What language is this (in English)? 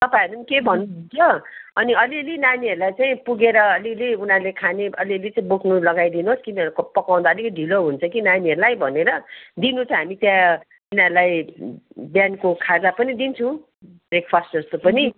Nepali